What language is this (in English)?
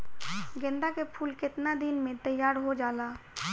Bhojpuri